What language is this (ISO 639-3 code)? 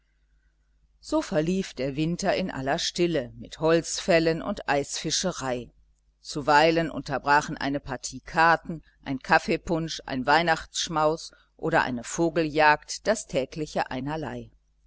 deu